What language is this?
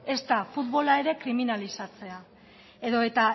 Basque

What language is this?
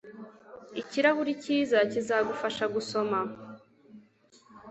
Kinyarwanda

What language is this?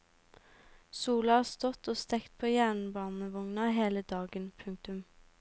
Norwegian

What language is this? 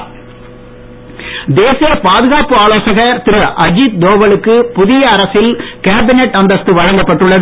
Tamil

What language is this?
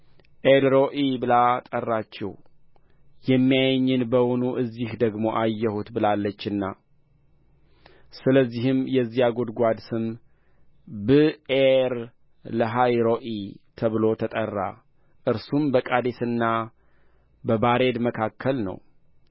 Amharic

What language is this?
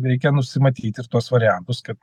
Lithuanian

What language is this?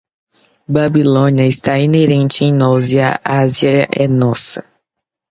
Portuguese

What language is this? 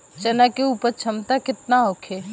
Bhojpuri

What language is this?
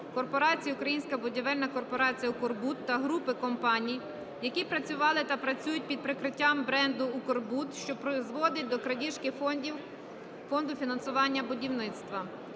Ukrainian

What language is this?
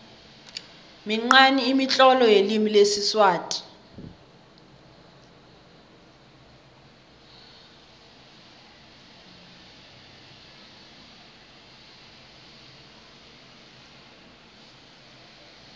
South Ndebele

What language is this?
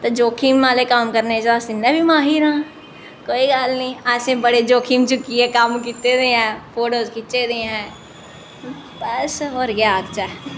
Dogri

